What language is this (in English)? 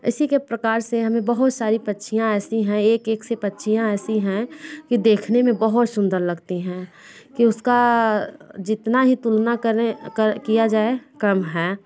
Hindi